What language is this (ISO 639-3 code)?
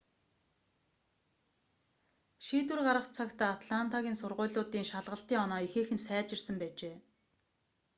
mon